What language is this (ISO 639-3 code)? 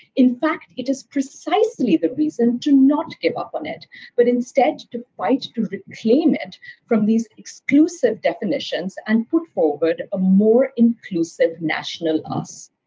eng